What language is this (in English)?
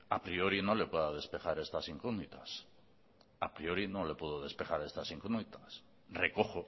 Spanish